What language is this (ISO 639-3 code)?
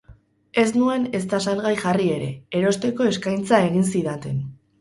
eus